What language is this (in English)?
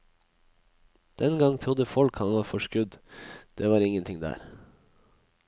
Norwegian